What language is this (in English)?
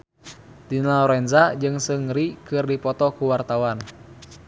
Sundanese